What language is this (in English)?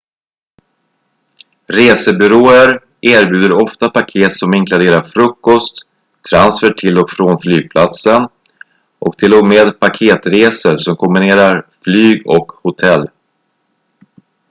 Swedish